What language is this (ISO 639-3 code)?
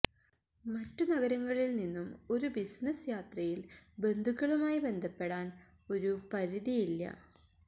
mal